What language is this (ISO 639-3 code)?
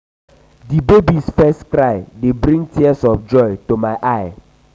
pcm